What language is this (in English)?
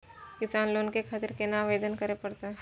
Maithili